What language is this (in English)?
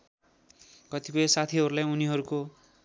Nepali